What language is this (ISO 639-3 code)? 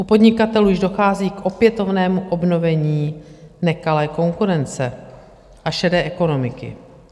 ces